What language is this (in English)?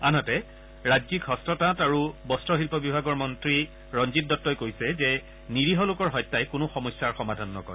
Assamese